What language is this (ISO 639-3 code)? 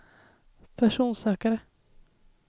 swe